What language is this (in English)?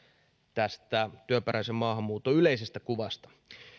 Finnish